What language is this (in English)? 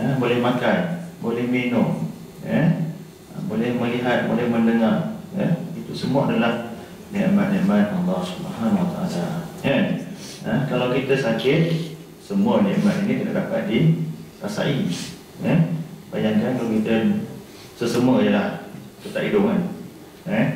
Malay